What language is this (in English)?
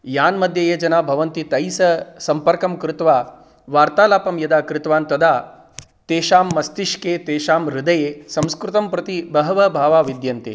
Sanskrit